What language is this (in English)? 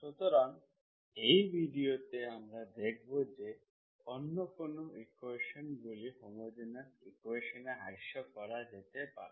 Bangla